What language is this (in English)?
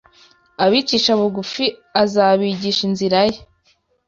Kinyarwanda